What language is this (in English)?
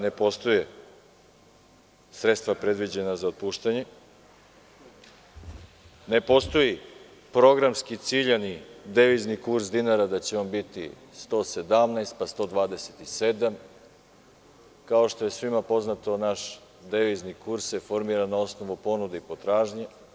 Serbian